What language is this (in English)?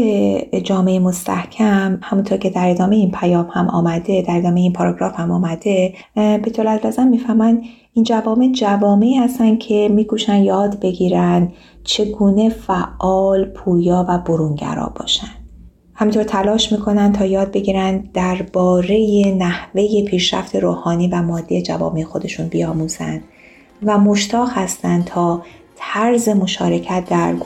Persian